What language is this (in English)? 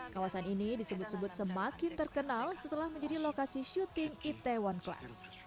Indonesian